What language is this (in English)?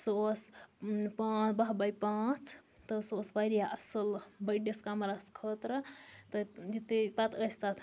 Kashmiri